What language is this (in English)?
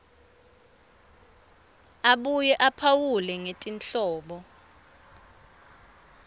Swati